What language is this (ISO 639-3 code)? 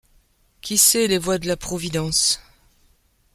fra